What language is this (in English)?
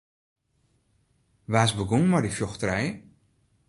Western Frisian